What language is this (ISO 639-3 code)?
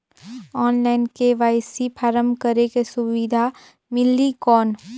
hne